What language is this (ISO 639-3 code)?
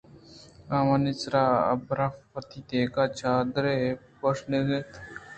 bgp